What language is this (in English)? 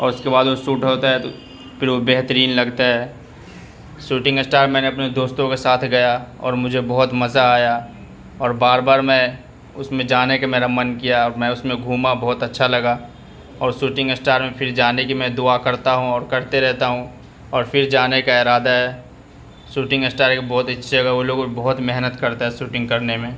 Urdu